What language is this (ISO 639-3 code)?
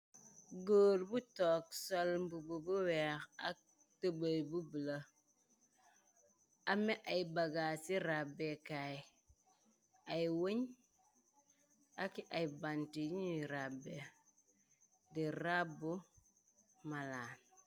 wol